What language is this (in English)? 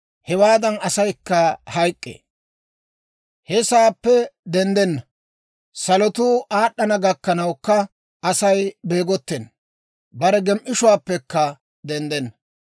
Dawro